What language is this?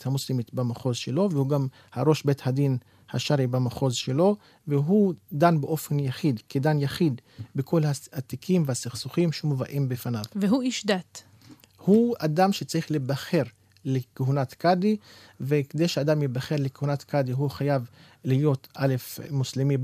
Hebrew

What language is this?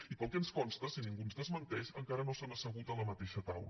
Catalan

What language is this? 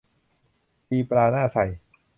Thai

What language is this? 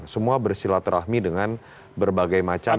Indonesian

